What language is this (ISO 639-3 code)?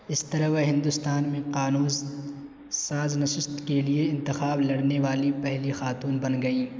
urd